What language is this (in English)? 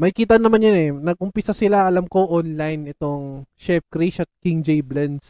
Filipino